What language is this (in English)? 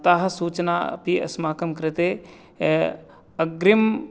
Sanskrit